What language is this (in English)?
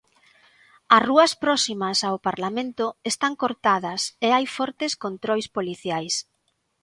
Galician